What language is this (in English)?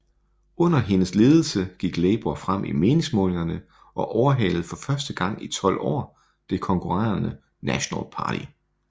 Danish